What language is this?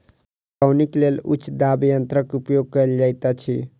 Maithili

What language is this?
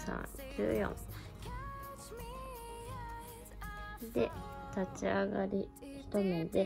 Japanese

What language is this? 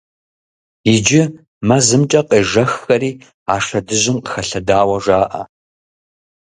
Kabardian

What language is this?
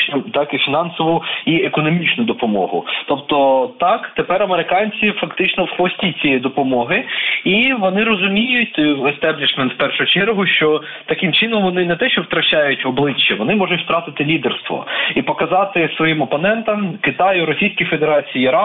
Ukrainian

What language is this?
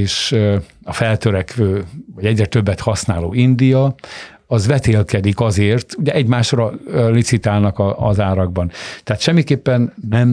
Hungarian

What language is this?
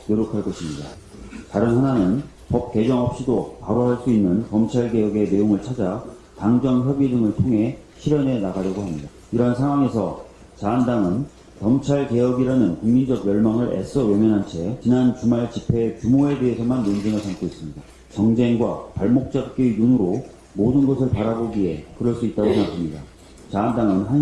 Korean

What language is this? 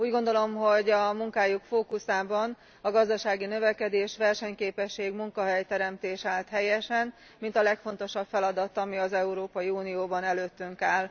Hungarian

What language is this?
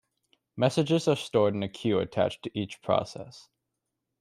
English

